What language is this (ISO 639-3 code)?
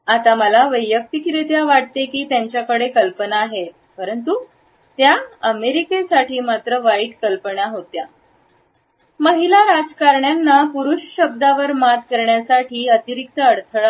mar